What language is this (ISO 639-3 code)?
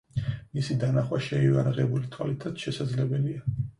kat